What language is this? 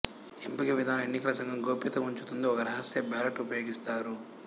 Telugu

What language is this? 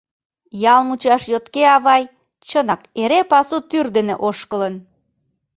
Mari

